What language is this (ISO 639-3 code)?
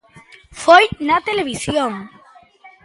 glg